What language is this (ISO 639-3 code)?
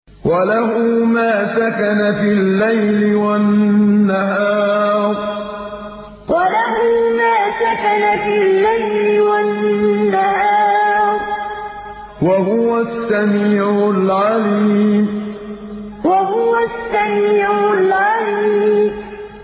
ara